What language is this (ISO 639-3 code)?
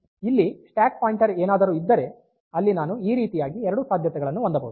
kan